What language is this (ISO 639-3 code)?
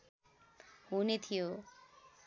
nep